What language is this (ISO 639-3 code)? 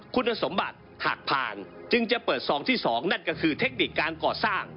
tha